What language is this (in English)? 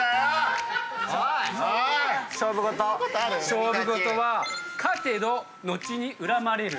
Japanese